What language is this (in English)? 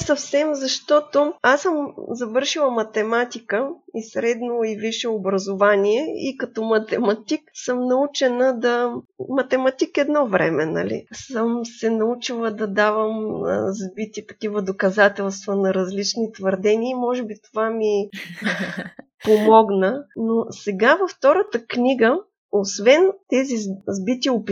Bulgarian